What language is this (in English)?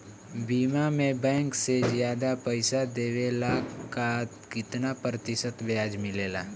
Bhojpuri